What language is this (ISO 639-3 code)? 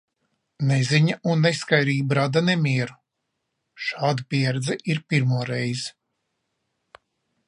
lav